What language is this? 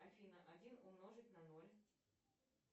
Russian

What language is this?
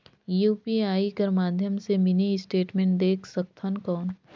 Chhattisgarhi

